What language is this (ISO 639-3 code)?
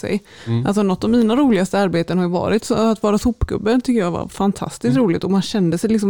swe